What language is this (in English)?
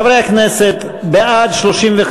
Hebrew